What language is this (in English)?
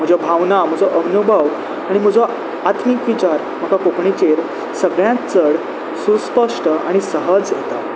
Konkani